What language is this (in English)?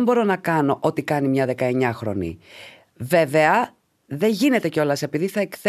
Greek